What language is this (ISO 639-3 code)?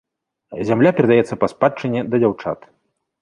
bel